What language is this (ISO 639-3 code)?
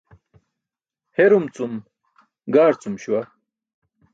bsk